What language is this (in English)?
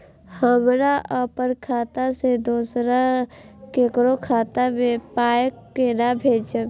Maithili